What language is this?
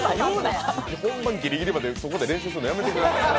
Japanese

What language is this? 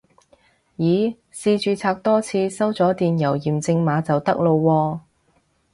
Cantonese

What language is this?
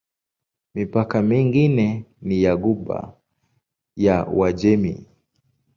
Swahili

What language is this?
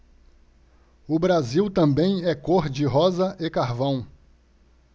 Portuguese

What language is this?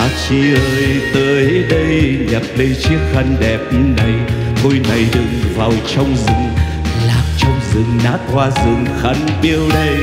Vietnamese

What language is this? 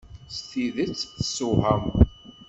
Kabyle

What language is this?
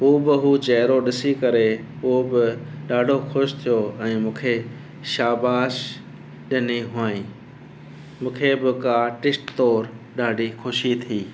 Sindhi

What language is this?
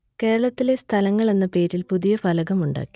Malayalam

